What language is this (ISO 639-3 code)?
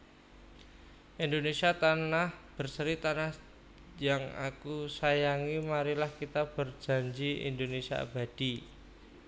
jav